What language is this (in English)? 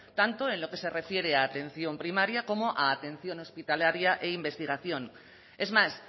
Spanish